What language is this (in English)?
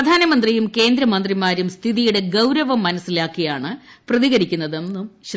Malayalam